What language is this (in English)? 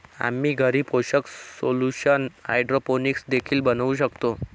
Marathi